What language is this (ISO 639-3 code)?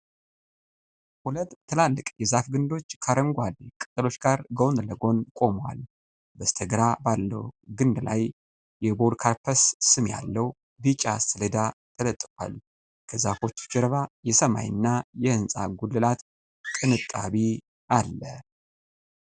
amh